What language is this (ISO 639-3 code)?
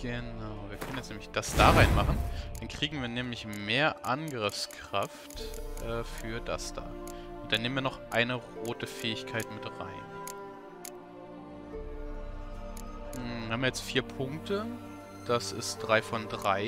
deu